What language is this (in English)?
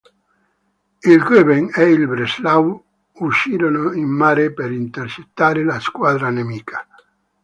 Italian